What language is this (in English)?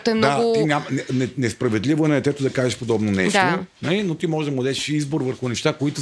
Bulgarian